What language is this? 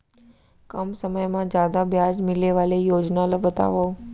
Chhattisgarhi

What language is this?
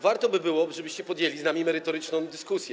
Polish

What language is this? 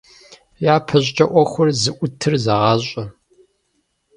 Kabardian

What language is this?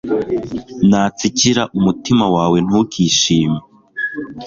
Kinyarwanda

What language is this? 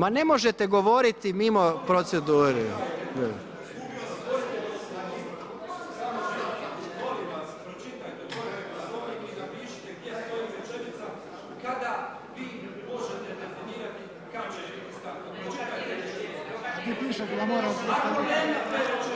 Croatian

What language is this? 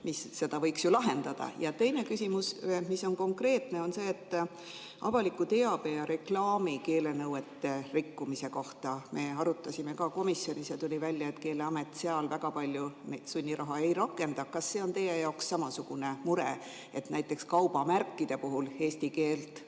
Estonian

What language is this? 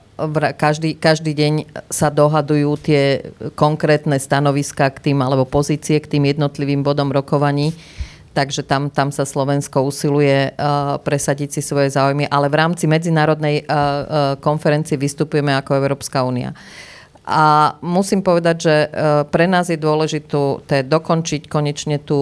Slovak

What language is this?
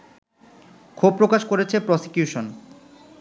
Bangla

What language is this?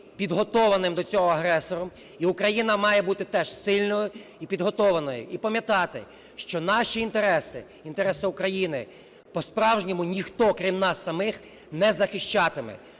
Ukrainian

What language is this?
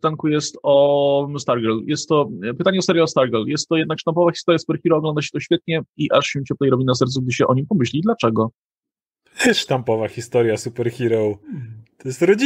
Polish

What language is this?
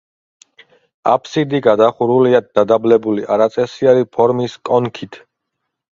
Georgian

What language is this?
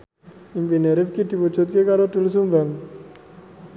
Javanese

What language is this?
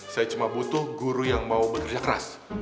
Indonesian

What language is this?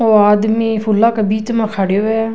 Rajasthani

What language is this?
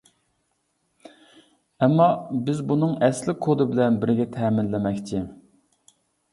Uyghur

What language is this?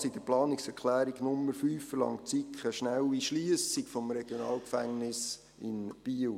Swiss German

